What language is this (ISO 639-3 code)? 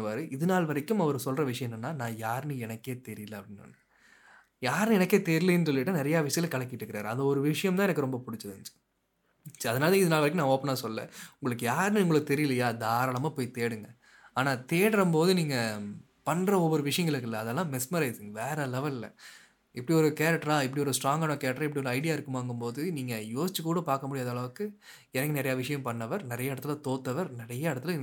tam